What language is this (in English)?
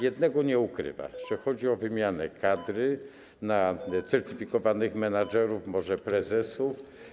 Polish